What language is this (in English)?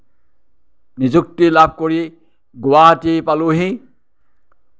Assamese